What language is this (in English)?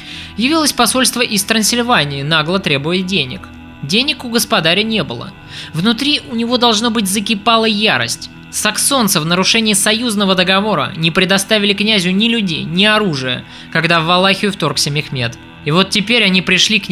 Russian